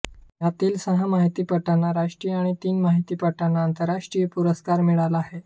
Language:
Marathi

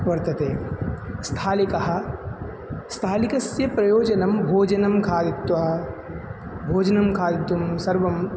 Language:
Sanskrit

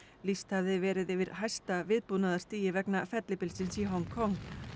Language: Icelandic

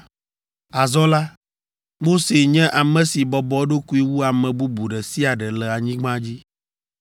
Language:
Ewe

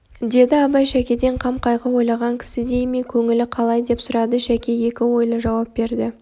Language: Kazakh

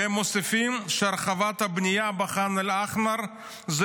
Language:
Hebrew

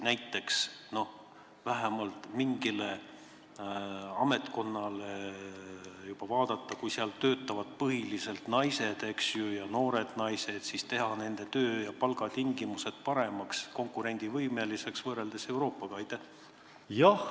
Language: Estonian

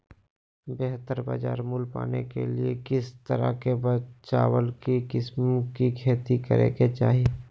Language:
Magahi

